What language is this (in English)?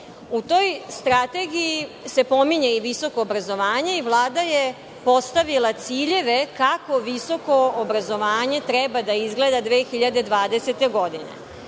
Serbian